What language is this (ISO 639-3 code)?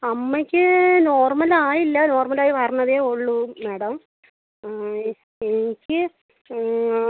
mal